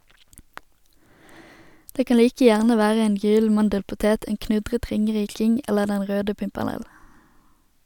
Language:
Norwegian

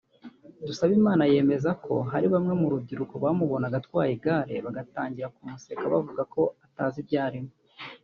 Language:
Kinyarwanda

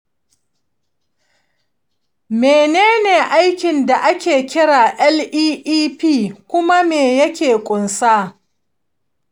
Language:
Hausa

